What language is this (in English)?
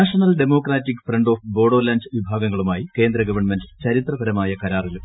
Malayalam